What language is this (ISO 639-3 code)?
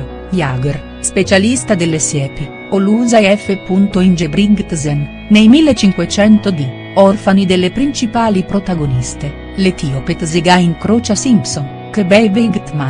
ita